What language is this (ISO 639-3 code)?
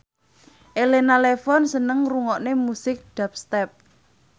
jav